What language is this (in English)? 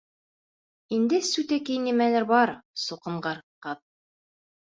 Bashkir